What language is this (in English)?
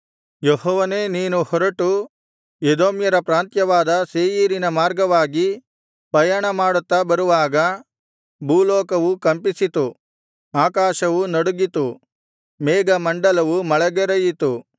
Kannada